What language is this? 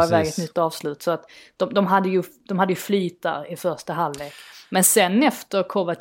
Swedish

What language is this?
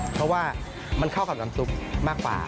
Thai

